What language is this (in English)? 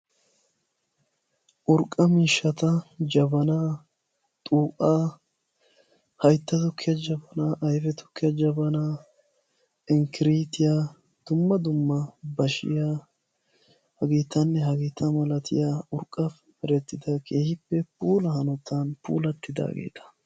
Wolaytta